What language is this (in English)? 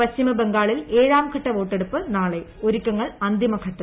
Malayalam